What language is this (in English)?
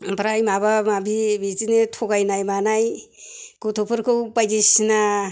Bodo